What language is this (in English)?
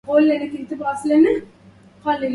Arabic